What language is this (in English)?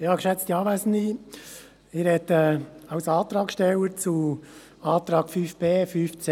Swiss German